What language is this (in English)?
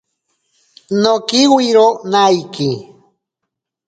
Ashéninka Perené